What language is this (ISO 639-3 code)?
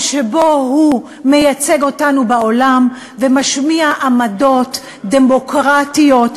heb